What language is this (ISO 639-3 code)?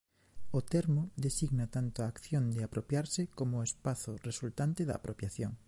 glg